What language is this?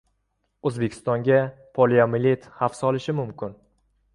Uzbek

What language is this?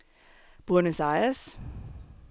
Danish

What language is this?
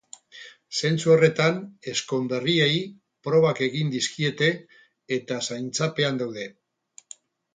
Basque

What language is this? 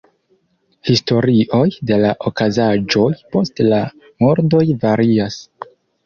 Esperanto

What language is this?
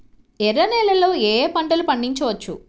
Telugu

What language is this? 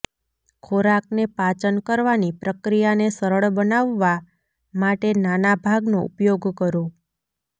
Gujarati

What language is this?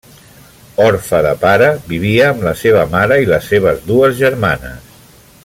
Catalan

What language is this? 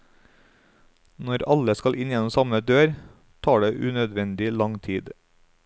Norwegian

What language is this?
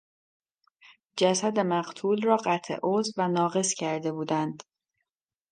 Persian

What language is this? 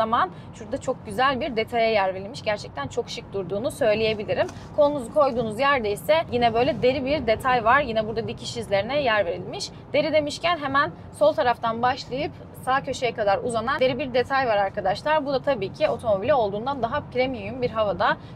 Turkish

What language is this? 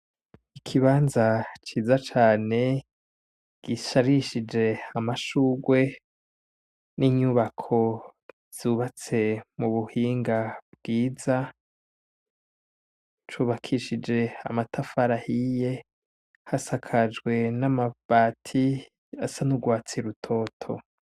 Rundi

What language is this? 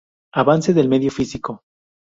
Spanish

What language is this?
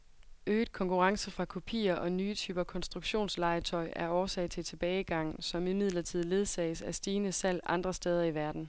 Danish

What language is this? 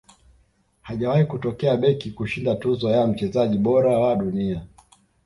Swahili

